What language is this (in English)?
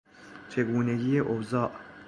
Persian